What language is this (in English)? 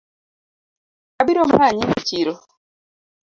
Luo (Kenya and Tanzania)